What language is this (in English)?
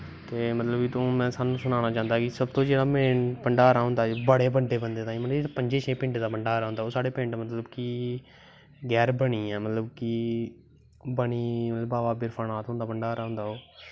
Dogri